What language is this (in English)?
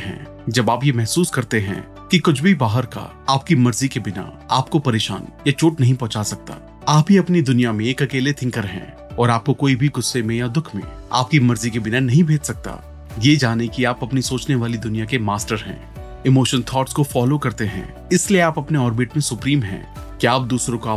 Hindi